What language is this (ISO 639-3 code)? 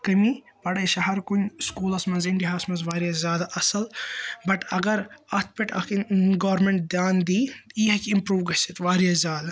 kas